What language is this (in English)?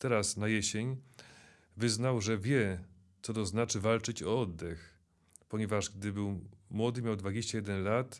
Polish